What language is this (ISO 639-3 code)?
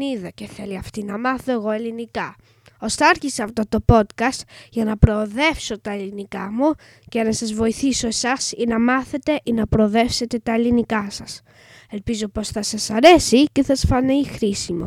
ell